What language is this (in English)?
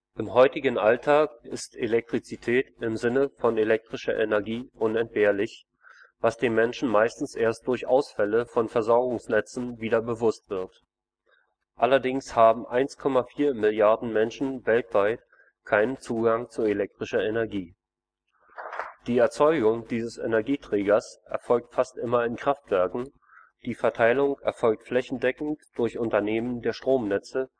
German